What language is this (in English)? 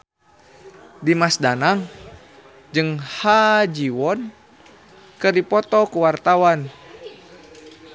Sundanese